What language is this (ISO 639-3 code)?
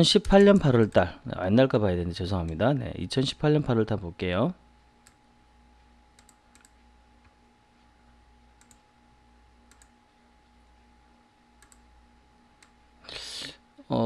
kor